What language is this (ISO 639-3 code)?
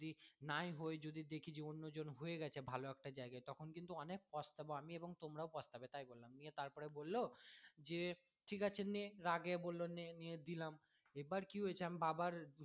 ben